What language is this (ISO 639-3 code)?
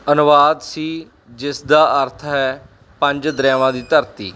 pan